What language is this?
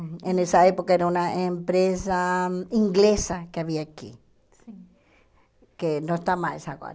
Portuguese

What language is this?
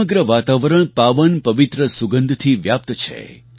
Gujarati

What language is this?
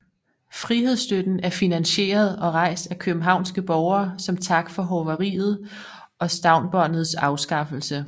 Danish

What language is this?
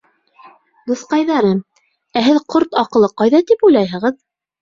Bashkir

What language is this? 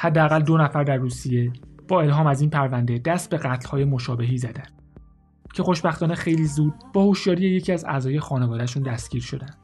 Persian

